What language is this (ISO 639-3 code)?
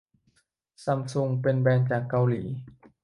tha